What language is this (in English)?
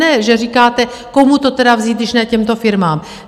Czech